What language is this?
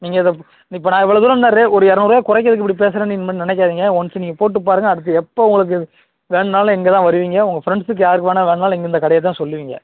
Tamil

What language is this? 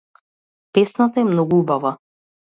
Macedonian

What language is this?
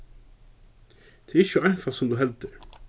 Faroese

